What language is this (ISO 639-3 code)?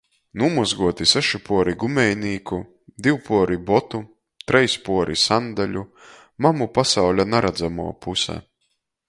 ltg